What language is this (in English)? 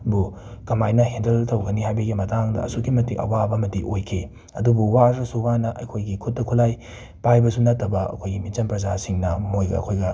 Manipuri